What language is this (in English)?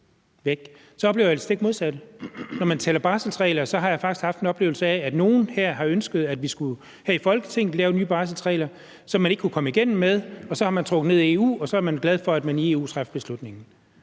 Danish